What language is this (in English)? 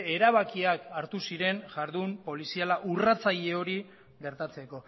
Basque